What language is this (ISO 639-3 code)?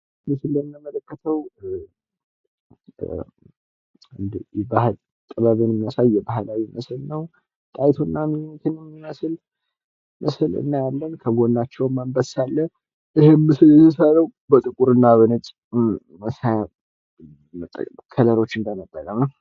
amh